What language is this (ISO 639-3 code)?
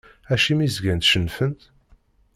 kab